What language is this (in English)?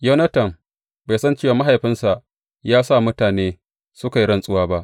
Hausa